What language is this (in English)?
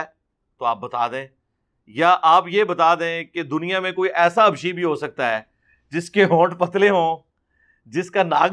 Urdu